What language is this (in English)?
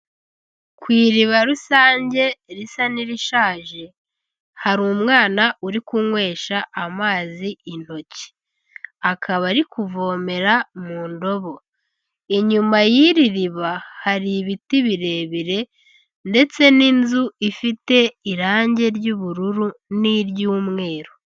Kinyarwanda